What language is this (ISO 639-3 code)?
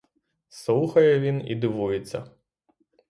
ukr